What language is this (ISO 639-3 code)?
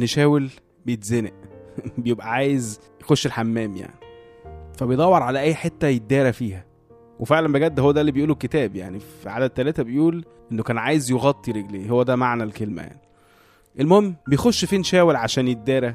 ara